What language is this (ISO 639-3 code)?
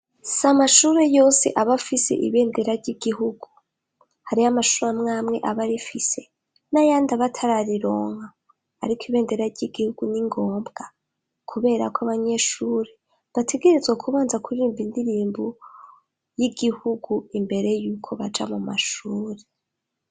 run